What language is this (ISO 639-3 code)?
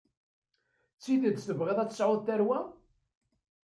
kab